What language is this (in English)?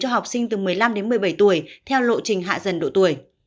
Vietnamese